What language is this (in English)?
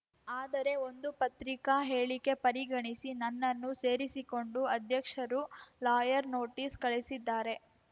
Kannada